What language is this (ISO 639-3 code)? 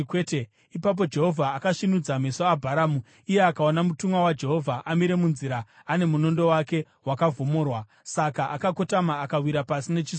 sna